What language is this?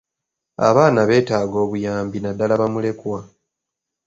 Ganda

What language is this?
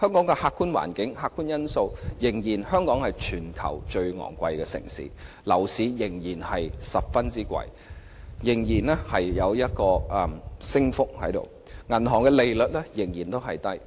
Cantonese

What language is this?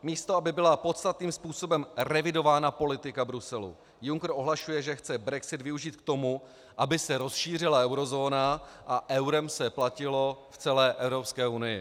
Czech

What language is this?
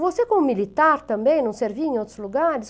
Portuguese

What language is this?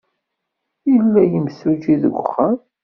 Kabyle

